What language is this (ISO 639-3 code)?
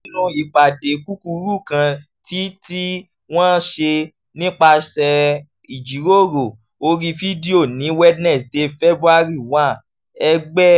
yor